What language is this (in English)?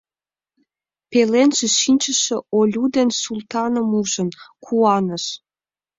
Mari